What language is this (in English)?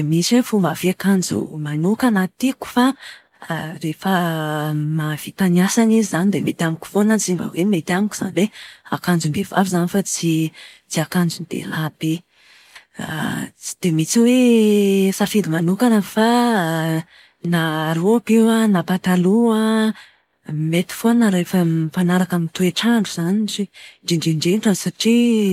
Malagasy